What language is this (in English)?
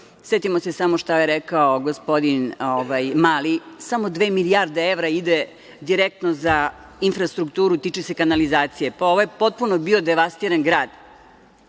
Serbian